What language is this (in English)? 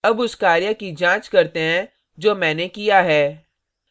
Hindi